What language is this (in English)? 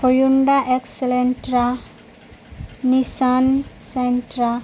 Urdu